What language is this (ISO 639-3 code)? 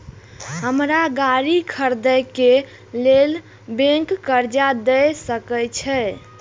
mai